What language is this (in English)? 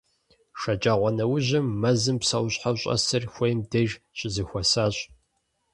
Kabardian